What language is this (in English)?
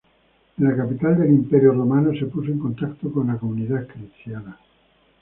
Spanish